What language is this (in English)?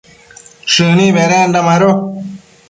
Matsés